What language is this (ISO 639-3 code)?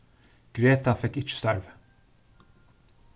fao